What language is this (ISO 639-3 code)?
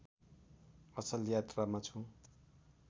nep